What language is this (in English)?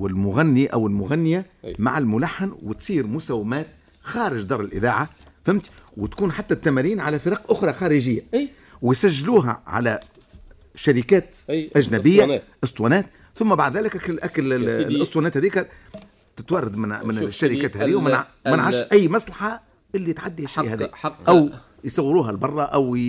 Arabic